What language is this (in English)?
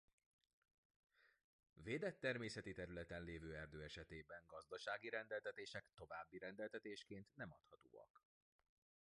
Hungarian